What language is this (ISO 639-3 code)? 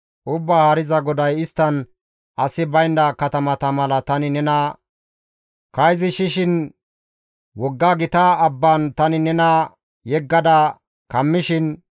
gmv